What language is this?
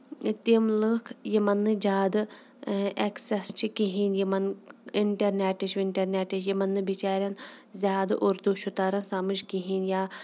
Kashmiri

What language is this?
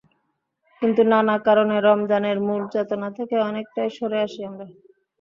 Bangla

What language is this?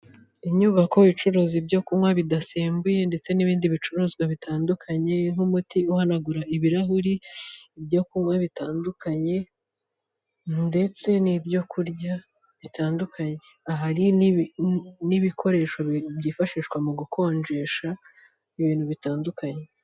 Kinyarwanda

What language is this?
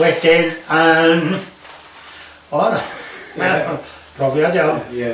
Welsh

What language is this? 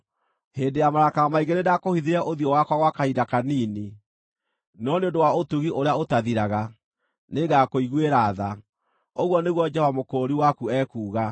Kikuyu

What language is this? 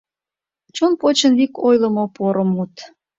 Mari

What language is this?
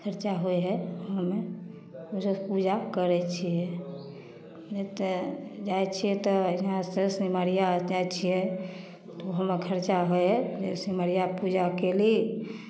Maithili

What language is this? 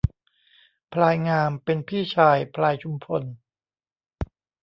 Thai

